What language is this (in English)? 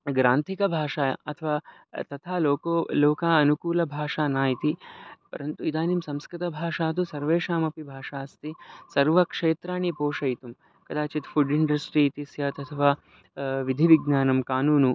Sanskrit